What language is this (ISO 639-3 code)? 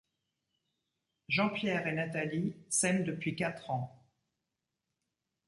fra